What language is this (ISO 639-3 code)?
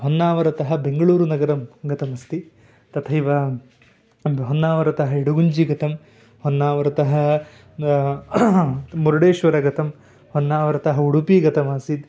san